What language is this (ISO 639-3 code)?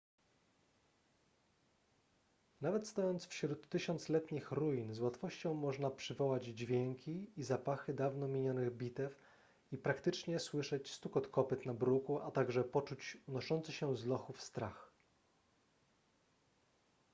pol